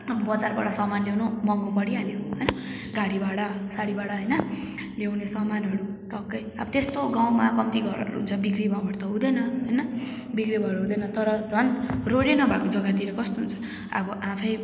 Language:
Nepali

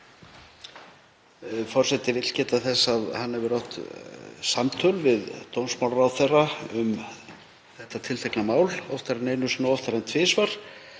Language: Icelandic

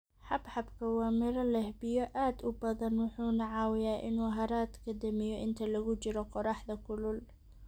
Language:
Somali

